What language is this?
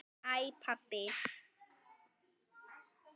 Icelandic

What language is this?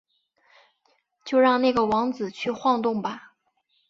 Chinese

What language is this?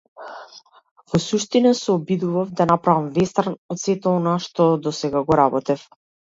Macedonian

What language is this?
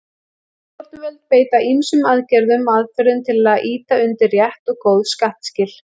Icelandic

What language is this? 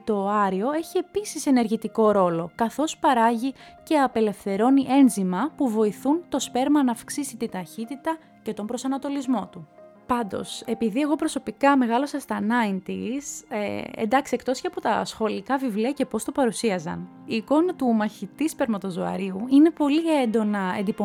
Greek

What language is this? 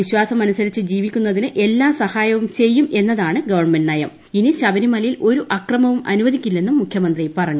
Malayalam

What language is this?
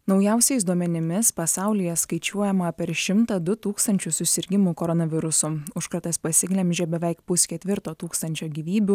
Lithuanian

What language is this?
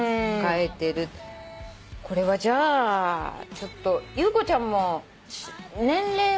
Japanese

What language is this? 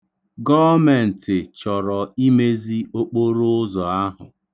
Igbo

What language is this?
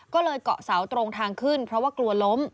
Thai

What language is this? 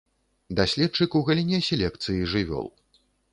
Belarusian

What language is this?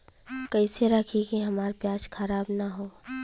Bhojpuri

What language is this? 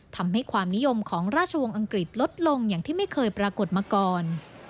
Thai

